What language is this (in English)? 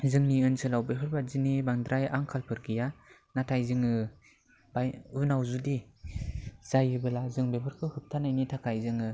Bodo